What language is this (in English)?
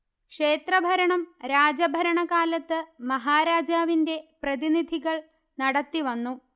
Malayalam